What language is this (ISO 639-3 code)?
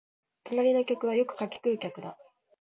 jpn